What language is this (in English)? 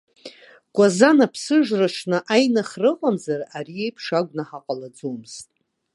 Abkhazian